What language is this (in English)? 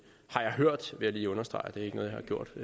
Danish